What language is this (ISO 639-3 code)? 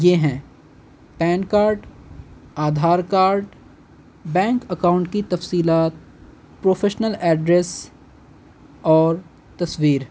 urd